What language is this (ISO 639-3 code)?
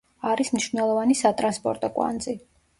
kat